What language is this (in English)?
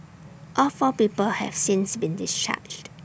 English